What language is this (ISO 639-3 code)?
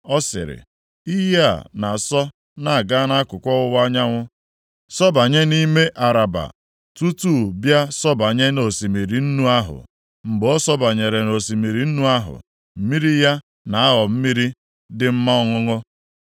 ibo